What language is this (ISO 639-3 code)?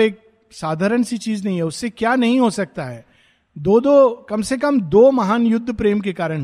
hin